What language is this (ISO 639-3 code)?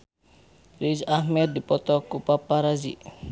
sun